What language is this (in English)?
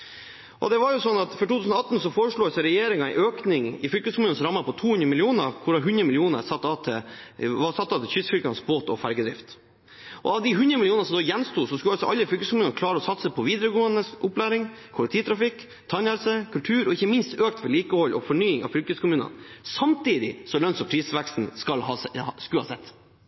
Norwegian Bokmål